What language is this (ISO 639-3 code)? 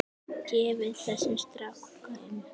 isl